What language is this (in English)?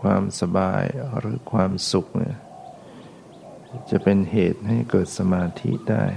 Thai